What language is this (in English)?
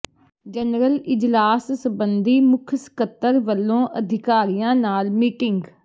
Punjabi